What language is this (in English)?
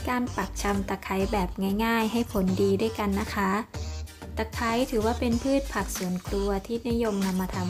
Thai